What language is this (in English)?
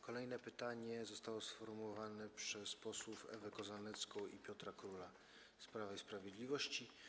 Polish